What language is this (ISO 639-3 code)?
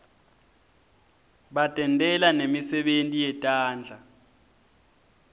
ssw